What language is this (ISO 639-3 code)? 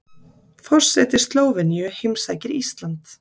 isl